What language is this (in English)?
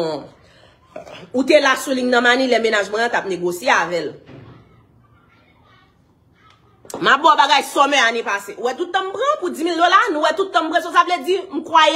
French